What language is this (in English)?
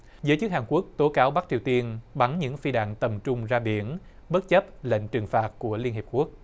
Vietnamese